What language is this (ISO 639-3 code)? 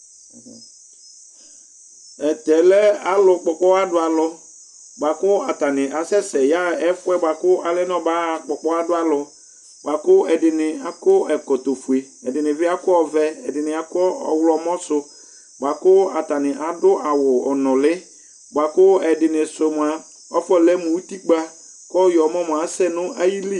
kpo